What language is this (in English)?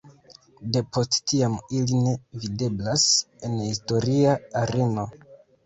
Esperanto